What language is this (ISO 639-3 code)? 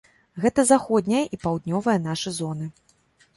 bel